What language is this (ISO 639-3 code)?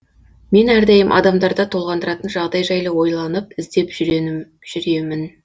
kaz